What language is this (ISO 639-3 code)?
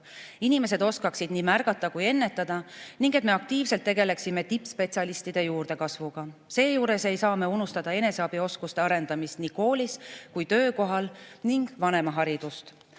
est